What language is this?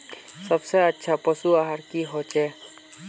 Magahi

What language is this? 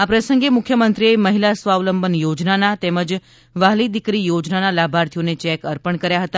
Gujarati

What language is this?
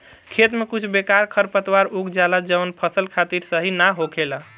Bhojpuri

